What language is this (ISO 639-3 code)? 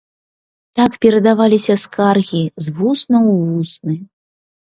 bel